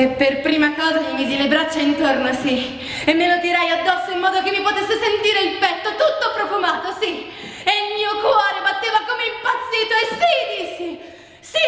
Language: Italian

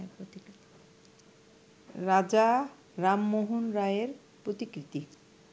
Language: Bangla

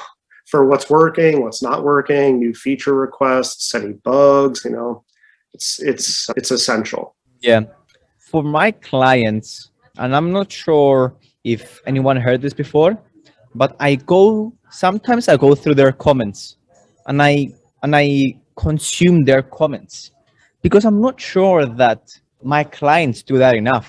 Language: English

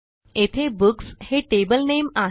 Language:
Marathi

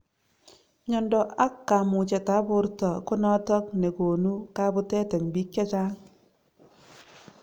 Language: Kalenjin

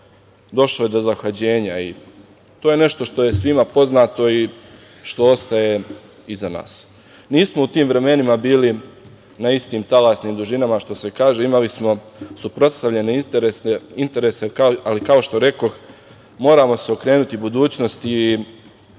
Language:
Serbian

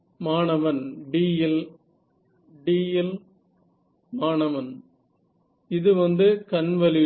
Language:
Tamil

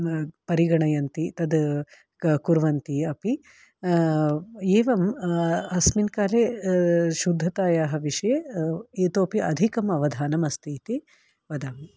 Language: Sanskrit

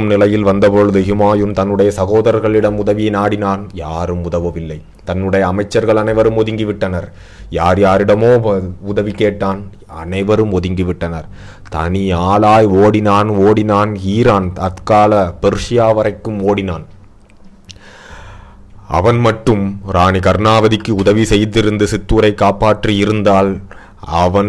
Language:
Tamil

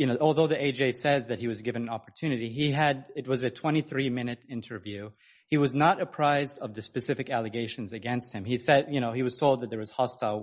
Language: English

